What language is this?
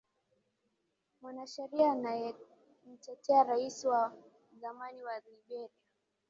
Swahili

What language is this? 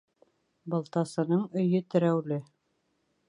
Bashkir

